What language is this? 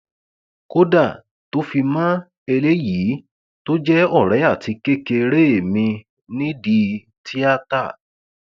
Yoruba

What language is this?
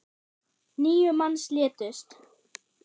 Icelandic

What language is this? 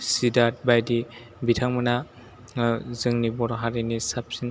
Bodo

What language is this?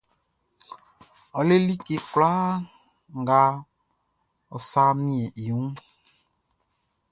Baoulé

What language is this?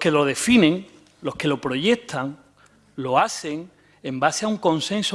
Spanish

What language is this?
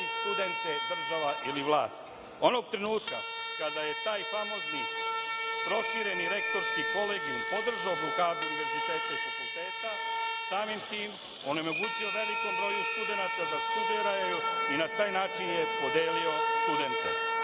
Serbian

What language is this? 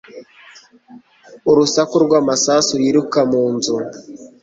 Kinyarwanda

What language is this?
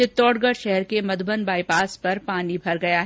Hindi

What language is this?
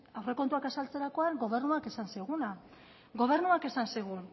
Basque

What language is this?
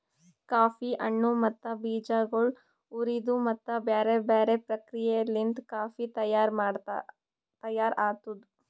Kannada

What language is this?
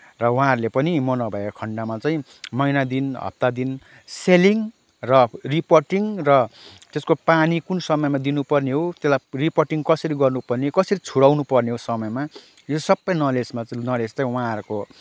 Nepali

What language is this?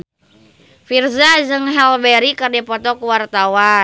Sundanese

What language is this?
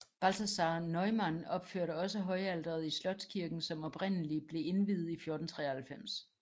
Danish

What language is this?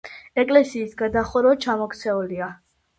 Georgian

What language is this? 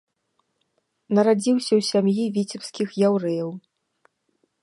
Belarusian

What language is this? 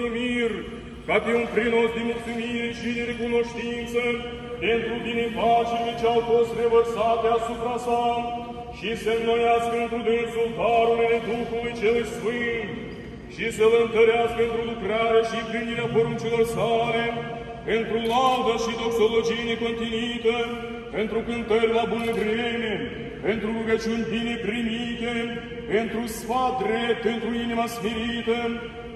Romanian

